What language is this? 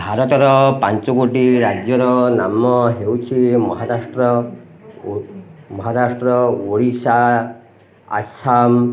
Odia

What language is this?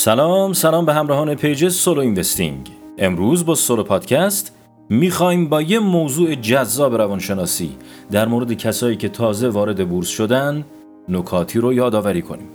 Persian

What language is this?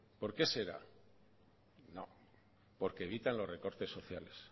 Spanish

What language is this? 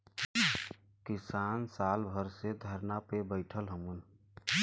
Bhojpuri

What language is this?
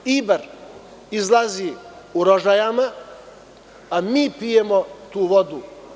Serbian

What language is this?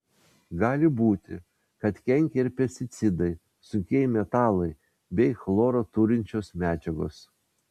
Lithuanian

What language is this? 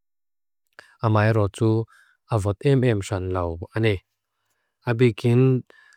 Mizo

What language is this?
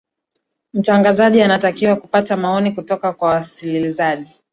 Swahili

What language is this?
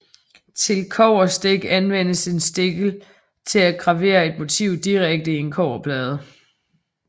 Danish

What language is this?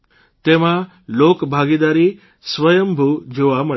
Gujarati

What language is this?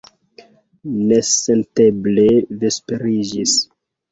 Esperanto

